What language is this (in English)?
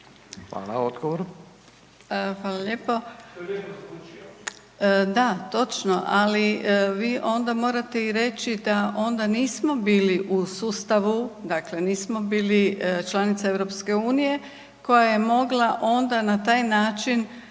Croatian